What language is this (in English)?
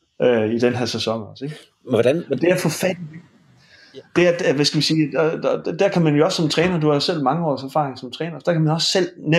Danish